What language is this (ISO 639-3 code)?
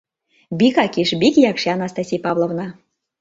chm